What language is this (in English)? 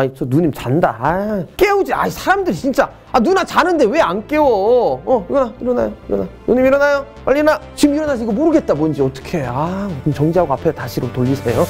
Korean